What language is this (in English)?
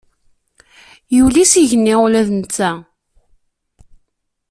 Kabyle